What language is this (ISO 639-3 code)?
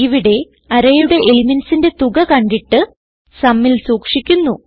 mal